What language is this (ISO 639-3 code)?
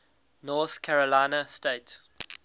eng